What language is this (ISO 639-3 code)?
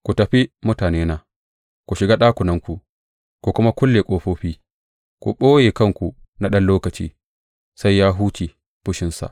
hau